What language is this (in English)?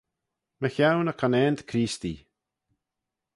Manx